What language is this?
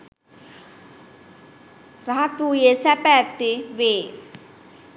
Sinhala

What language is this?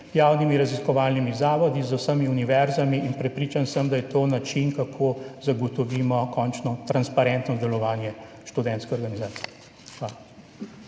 Slovenian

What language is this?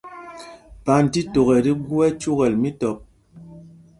Mpumpong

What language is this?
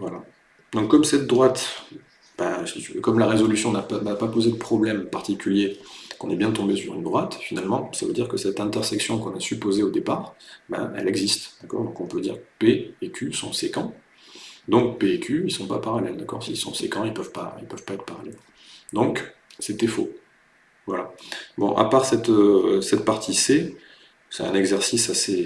French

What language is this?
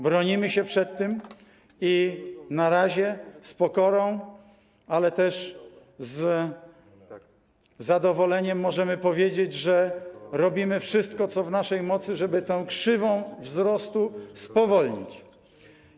Polish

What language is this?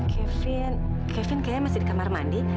Indonesian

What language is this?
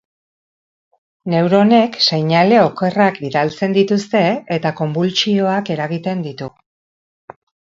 Basque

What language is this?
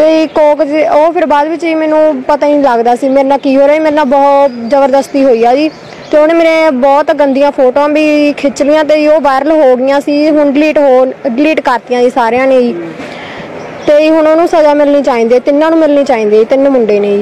Punjabi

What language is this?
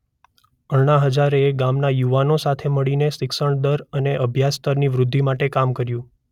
Gujarati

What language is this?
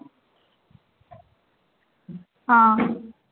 Punjabi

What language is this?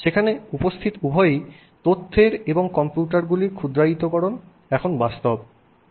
Bangla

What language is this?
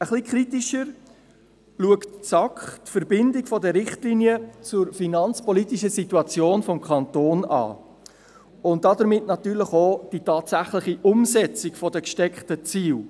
Swiss German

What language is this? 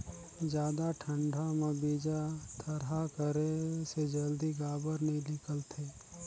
Chhattisgarhi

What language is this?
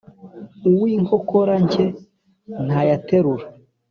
Kinyarwanda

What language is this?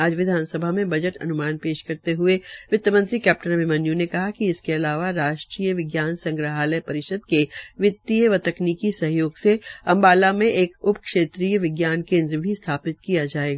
Hindi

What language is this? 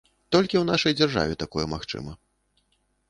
Belarusian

